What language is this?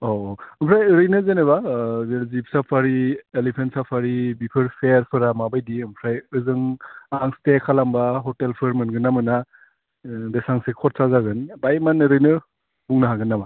Bodo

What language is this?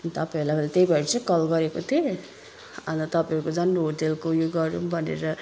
Nepali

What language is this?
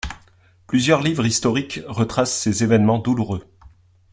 French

